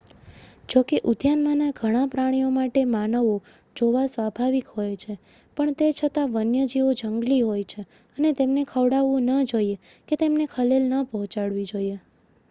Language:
Gujarati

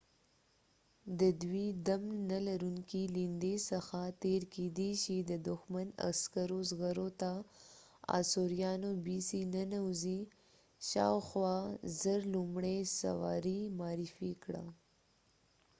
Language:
Pashto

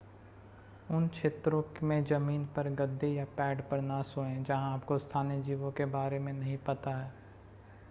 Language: Hindi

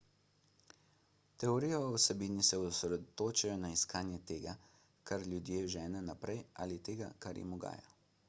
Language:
Slovenian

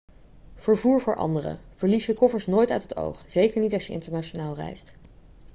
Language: Dutch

